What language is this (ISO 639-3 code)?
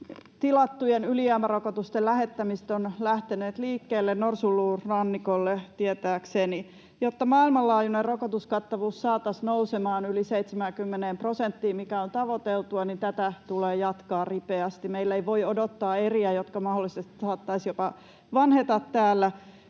fin